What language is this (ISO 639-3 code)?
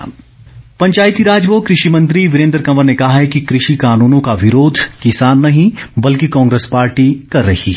hin